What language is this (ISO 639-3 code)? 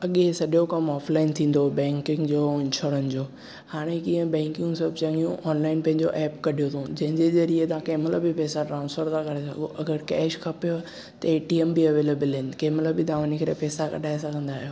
snd